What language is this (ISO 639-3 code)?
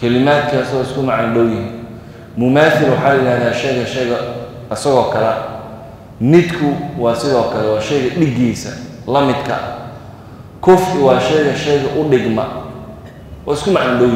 ara